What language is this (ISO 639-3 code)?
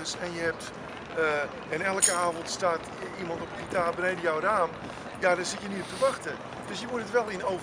nld